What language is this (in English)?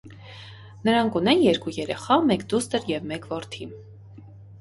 Armenian